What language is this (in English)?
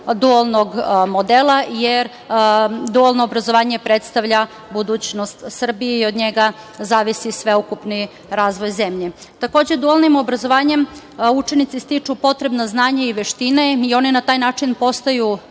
Serbian